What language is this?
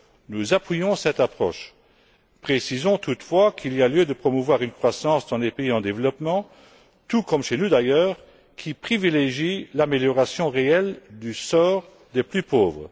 French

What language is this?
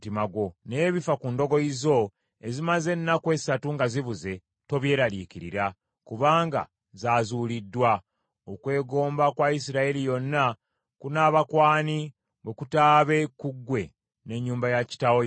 Ganda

